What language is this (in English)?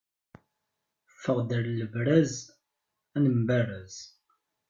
Kabyle